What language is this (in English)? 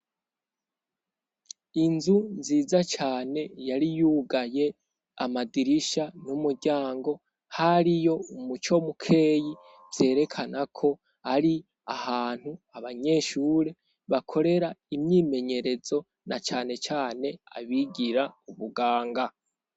Rundi